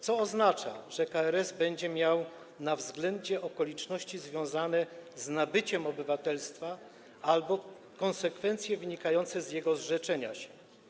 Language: Polish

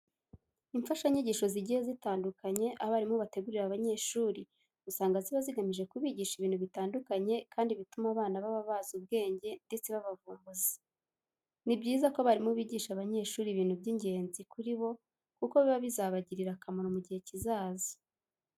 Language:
Kinyarwanda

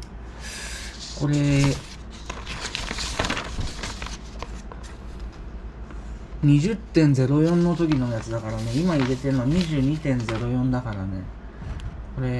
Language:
Japanese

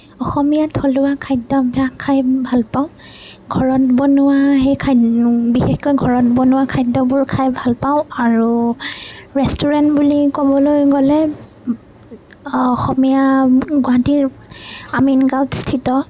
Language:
Assamese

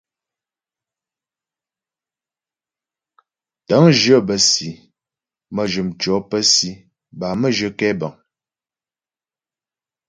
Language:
Ghomala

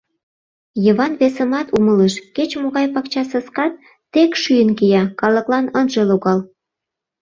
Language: Mari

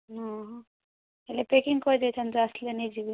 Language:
Odia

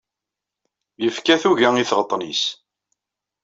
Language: Kabyle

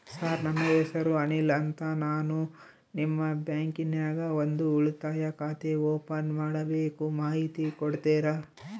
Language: Kannada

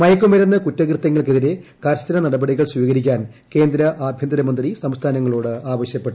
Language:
Malayalam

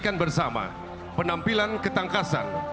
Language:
Indonesian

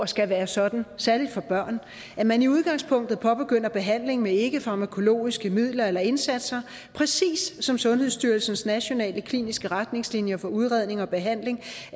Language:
Danish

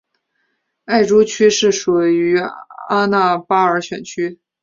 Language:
Chinese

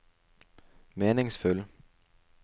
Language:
Norwegian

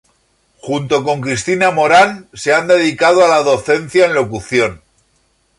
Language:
Spanish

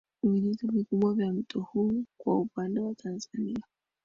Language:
Swahili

